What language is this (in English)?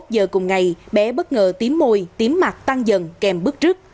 Vietnamese